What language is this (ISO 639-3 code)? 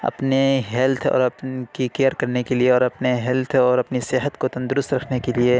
urd